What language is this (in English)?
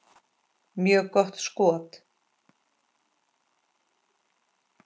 Icelandic